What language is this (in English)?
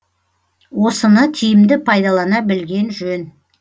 Kazakh